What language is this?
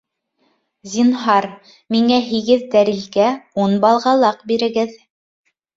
Bashkir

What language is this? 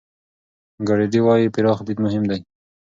Pashto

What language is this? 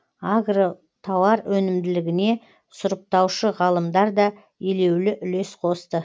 Kazakh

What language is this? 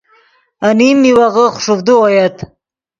Yidgha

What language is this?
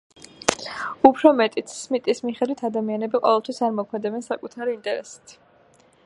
Georgian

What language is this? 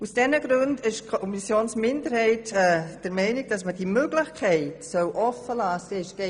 Swiss German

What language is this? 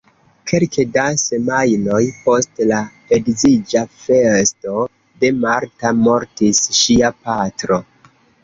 Esperanto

